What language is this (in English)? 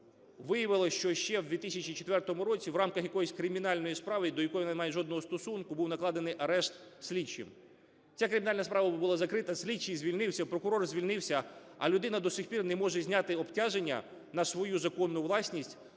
Ukrainian